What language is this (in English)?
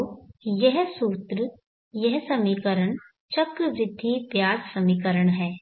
Hindi